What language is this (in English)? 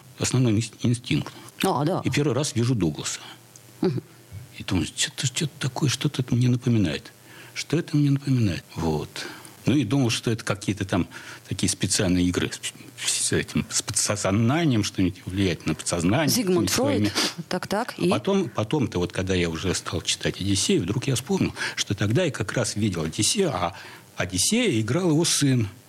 Russian